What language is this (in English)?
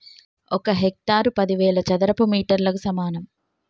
Telugu